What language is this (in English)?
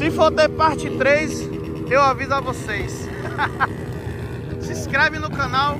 Portuguese